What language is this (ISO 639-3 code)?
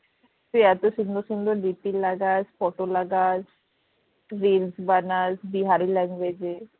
ben